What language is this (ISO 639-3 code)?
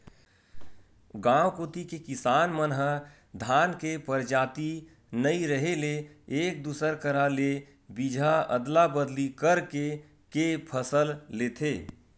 hne